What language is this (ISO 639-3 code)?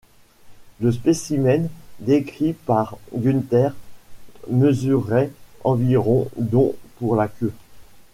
fra